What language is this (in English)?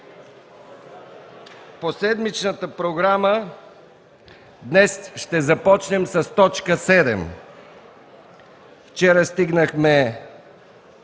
Bulgarian